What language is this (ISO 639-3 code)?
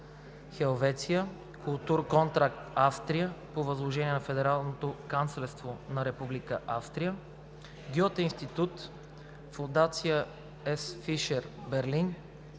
bul